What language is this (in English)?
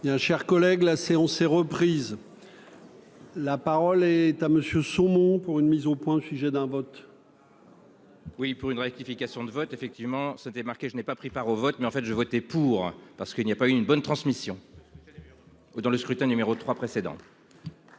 French